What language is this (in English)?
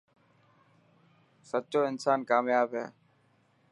Dhatki